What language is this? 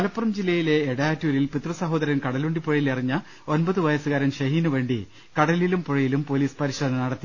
Malayalam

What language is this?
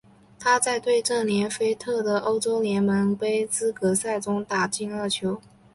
Chinese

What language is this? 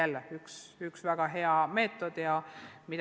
Estonian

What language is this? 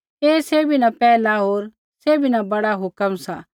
Kullu Pahari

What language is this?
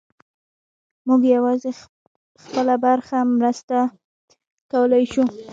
Pashto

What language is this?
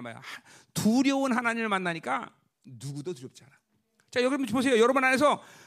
Korean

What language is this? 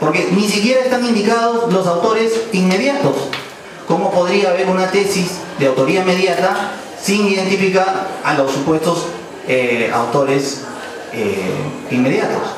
Spanish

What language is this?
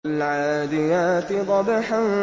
Arabic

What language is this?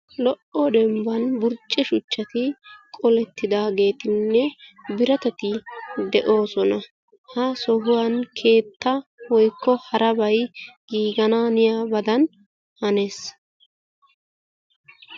Wolaytta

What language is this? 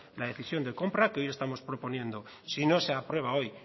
Spanish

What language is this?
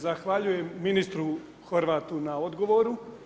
Croatian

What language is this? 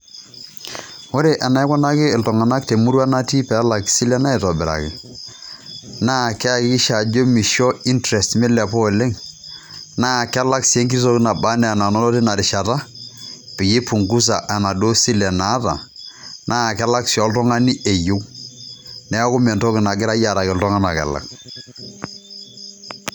Masai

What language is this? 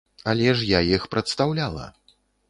Belarusian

